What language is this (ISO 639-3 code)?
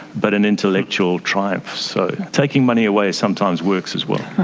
eng